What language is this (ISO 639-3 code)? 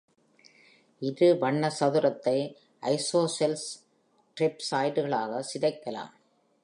tam